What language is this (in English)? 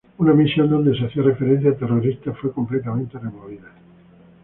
Spanish